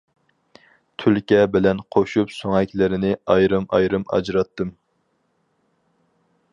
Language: Uyghur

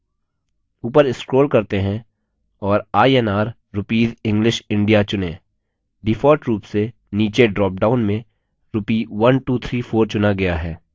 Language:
Hindi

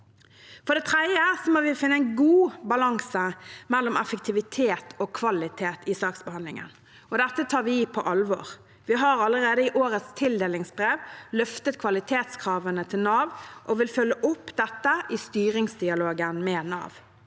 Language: Norwegian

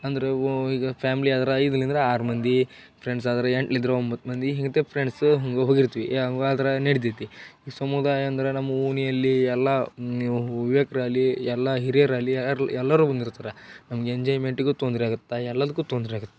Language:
Kannada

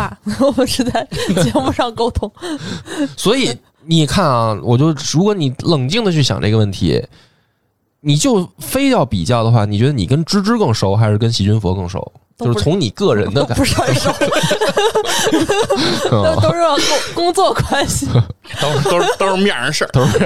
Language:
Chinese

